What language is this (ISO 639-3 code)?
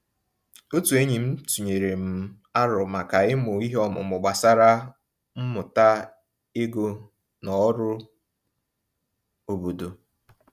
ibo